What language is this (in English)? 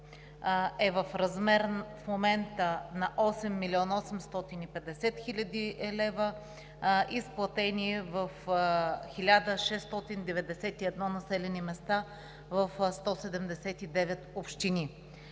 Bulgarian